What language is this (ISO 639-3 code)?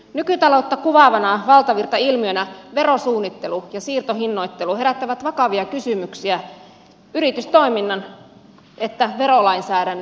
fin